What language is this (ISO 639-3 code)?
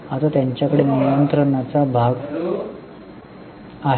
mar